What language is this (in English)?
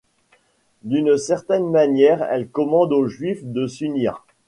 French